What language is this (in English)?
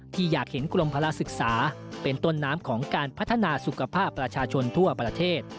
Thai